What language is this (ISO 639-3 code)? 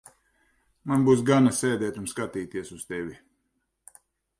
lav